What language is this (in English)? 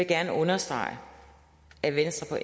Danish